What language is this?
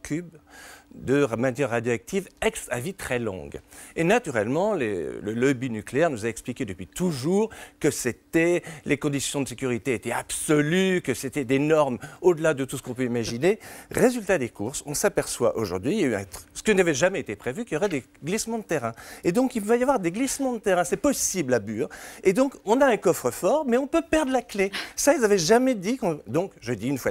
French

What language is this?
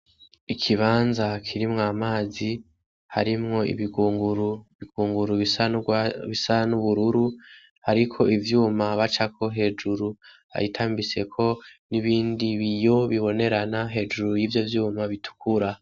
Rundi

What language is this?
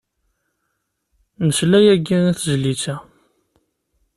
Kabyle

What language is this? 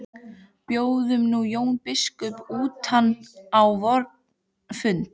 Icelandic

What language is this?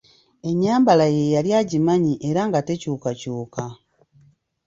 Ganda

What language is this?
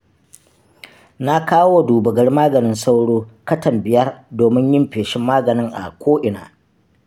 Hausa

